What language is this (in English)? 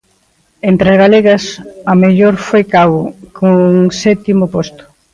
Galician